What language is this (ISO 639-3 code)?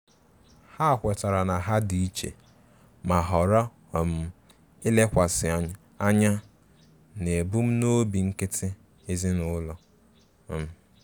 ibo